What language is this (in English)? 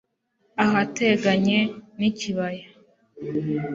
Kinyarwanda